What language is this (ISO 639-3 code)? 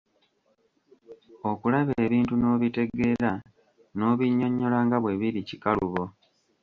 lug